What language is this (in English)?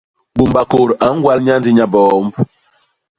Basaa